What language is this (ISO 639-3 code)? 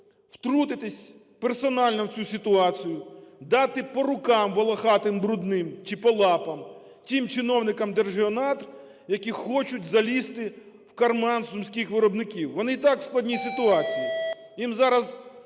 ukr